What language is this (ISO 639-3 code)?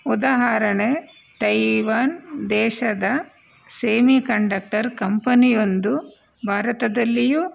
kan